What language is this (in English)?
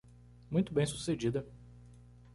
Portuguese